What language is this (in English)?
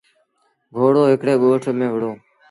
Sindhi Bhil